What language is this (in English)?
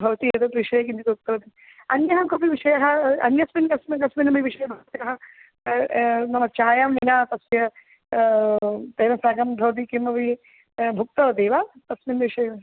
Sanskrit